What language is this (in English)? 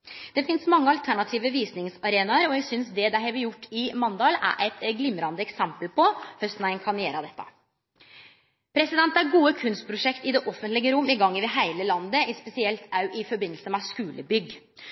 Norwegian Nynorsk